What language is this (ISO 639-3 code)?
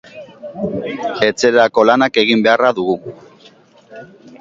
eus